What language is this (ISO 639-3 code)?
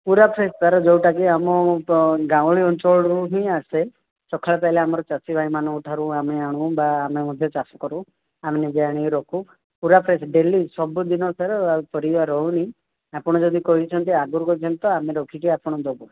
ori